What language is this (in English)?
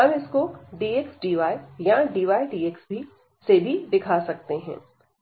Hindi